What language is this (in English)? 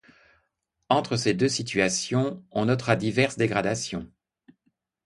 French